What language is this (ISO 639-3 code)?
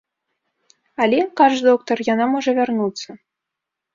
bel